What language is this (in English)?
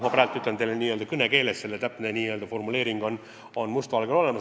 Estonian